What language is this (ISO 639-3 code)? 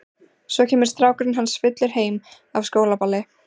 isl